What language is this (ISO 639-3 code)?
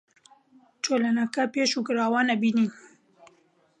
ckb